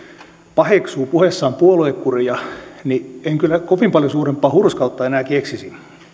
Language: Finnish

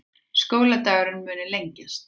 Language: Icelandic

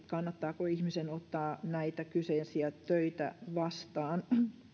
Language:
Finnish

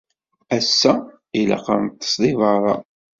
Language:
Kabyle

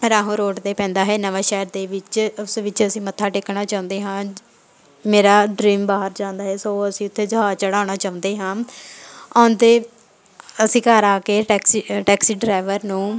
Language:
Punjabi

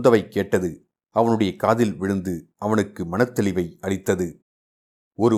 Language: Tamil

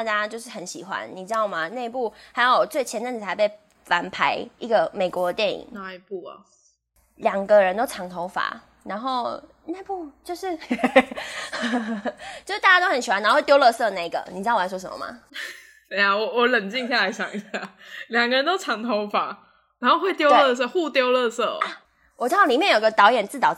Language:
Chinese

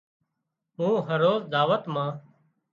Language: Wadiyara Koli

